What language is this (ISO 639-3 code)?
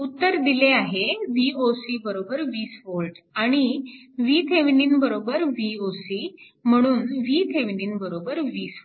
mar